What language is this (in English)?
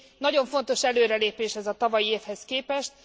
Hungarian